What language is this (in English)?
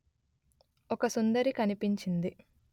Telugu